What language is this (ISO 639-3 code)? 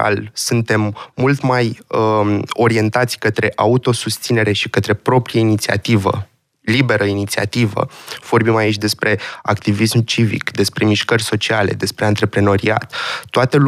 ron